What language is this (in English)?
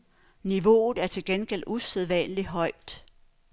Danish